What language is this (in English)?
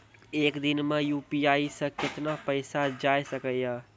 Maithili